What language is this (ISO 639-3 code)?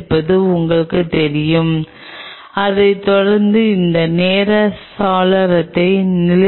tam